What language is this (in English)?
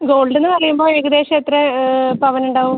Malayalam